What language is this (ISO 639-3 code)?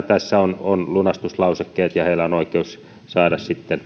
fin